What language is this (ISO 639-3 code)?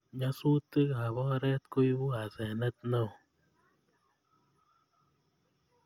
kln